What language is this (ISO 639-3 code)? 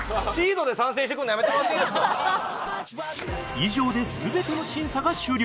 jpn